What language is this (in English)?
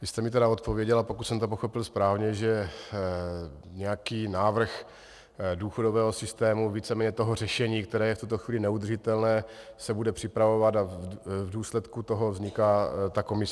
Czech